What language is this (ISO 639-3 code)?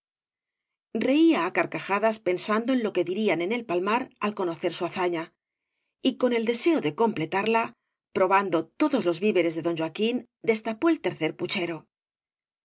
spa